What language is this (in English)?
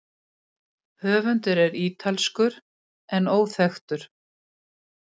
Icelandic